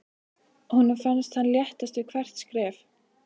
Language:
Icelandic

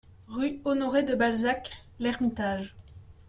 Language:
French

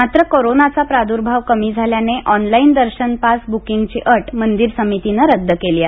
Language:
Marathi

